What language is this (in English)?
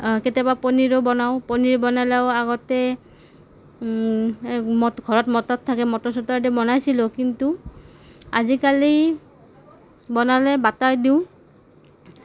Assamese